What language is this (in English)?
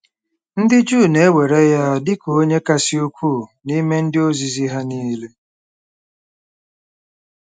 Igbo